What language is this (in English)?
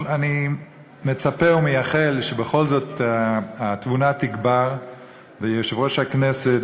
Hebrew